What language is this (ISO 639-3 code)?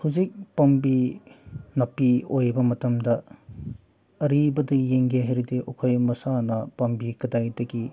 mni